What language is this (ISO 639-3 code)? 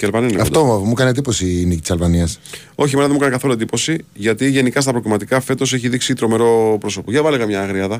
ell